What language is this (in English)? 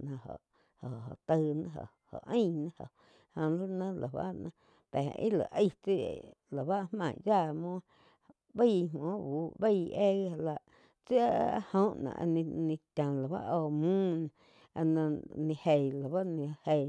Quiotepec Chinantec